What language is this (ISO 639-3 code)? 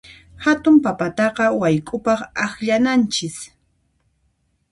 qxp